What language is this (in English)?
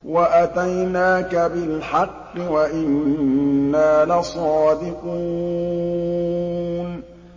Arabic